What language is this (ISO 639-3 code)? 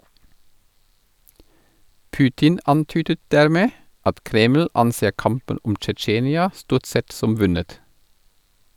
nor